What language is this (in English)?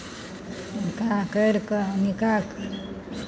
Maithili